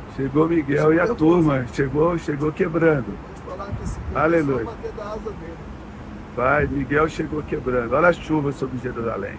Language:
Portuguese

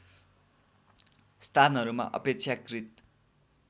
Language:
Nepali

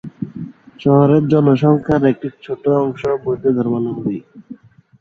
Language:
Bangla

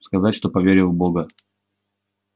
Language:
Russian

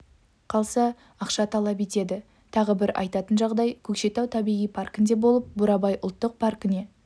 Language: Kazakh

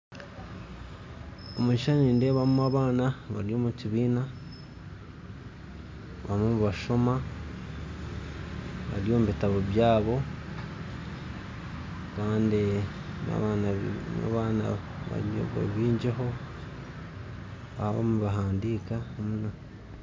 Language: Nyankole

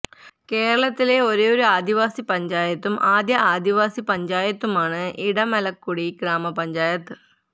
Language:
Malayalam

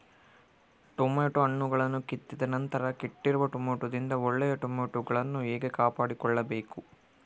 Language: Kannada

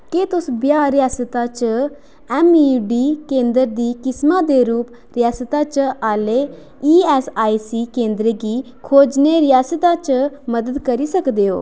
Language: Dogri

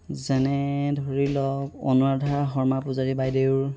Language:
Assamese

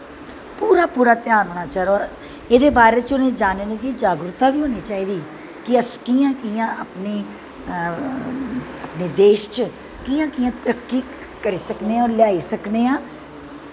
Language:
Dogri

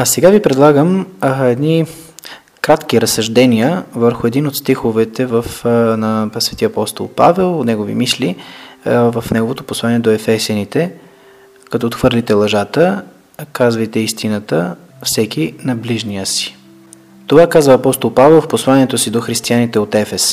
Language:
Bulgarian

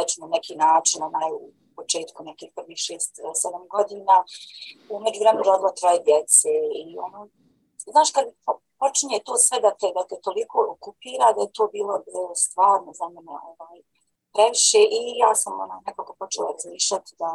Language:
Croatian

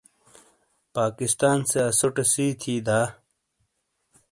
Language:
Shina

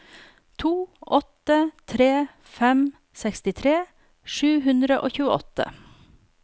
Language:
Norwegian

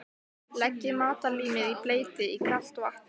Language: Icelandic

